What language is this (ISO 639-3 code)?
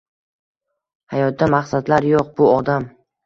uzb